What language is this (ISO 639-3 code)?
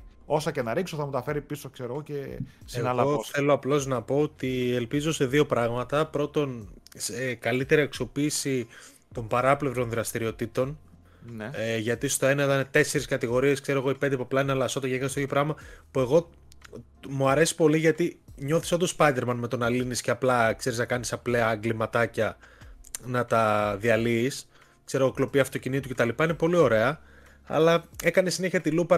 ell